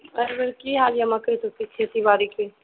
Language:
Maithili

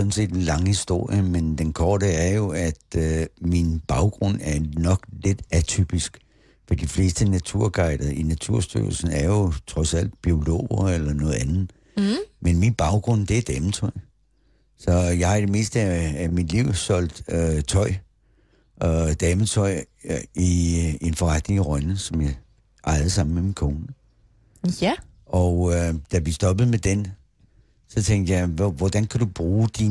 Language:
Danish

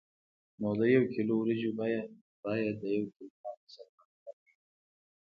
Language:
Pashto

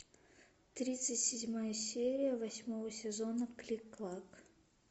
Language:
Russian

